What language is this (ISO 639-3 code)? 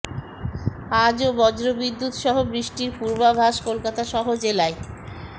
ben